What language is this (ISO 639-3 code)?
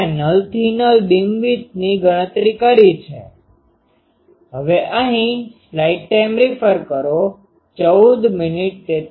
guj